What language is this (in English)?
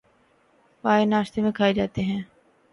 Urdu